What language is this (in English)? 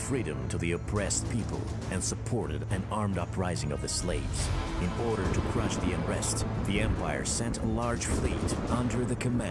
English